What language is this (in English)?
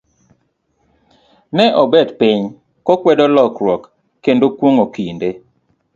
Luo (Kenya and Tanzania)